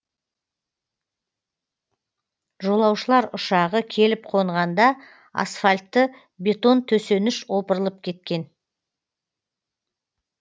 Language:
Kazakh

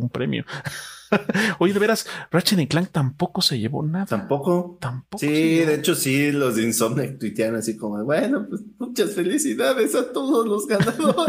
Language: Spanish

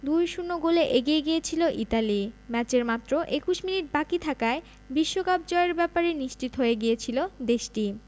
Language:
Bangla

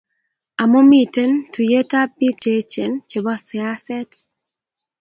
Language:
Kalenjin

